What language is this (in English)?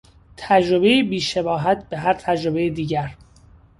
Persian